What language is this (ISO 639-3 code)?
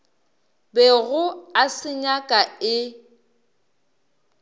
nso